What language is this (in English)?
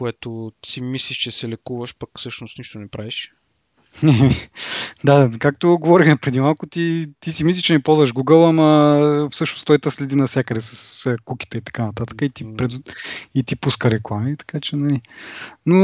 Bulgarian